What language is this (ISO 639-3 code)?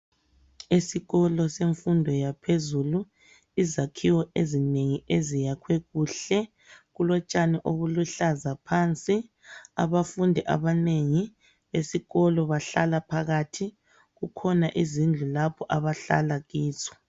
nde